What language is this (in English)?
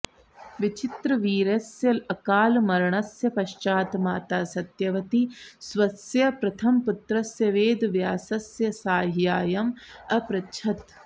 Sanskrit